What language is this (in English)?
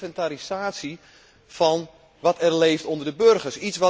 Dutch